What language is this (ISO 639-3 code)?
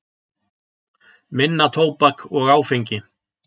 isl